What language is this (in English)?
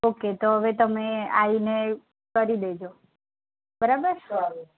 Gujarati